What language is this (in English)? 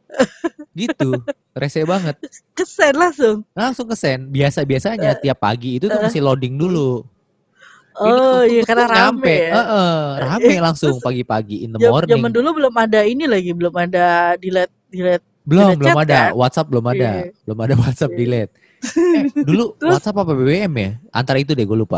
Indonesian